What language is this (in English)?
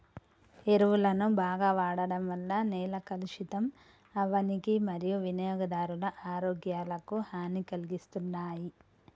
Telugu